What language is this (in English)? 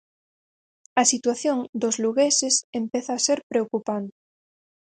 Galician